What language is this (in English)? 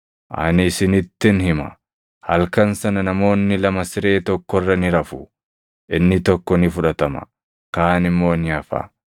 Oromo